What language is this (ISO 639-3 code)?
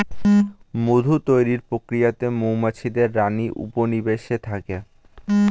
ben